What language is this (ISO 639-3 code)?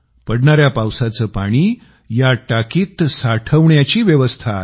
mar